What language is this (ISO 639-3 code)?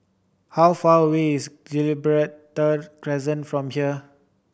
eng